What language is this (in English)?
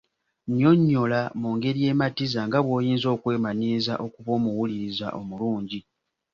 Ganda